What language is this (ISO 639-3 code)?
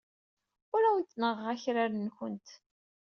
kab